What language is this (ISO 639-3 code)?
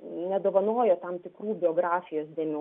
lit